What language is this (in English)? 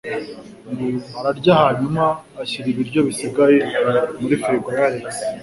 Kinyarwanda